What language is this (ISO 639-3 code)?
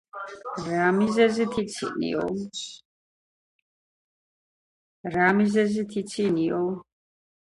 kat